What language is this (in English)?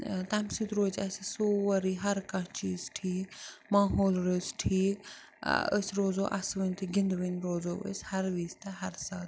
Kashmiri